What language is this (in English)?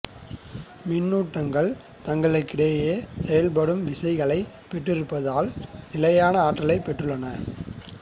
Tamil